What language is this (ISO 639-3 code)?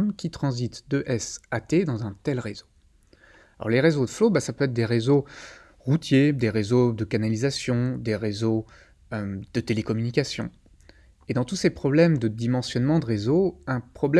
fra